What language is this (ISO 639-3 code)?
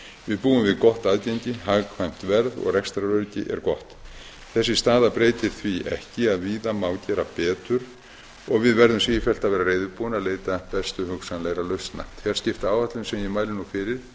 isl